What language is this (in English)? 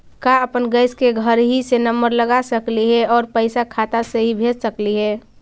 Magahi